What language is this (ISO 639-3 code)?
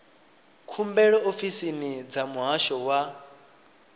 ven